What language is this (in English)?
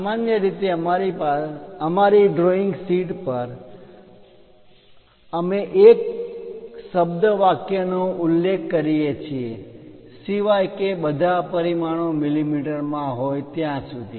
Gujarati